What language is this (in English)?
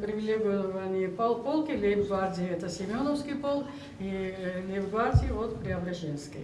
Russian